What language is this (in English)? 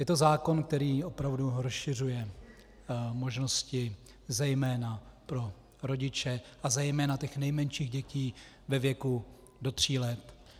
Czech